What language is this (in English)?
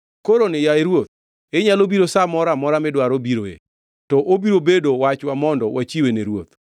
Luo (Kenya and Tanzania)